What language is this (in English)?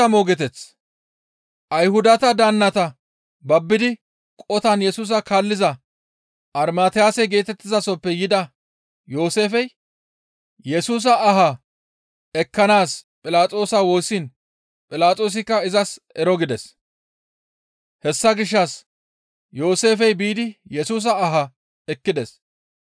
Gamo